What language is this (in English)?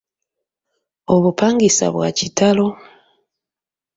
Ganda